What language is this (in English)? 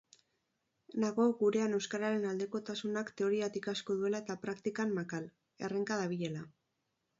Basque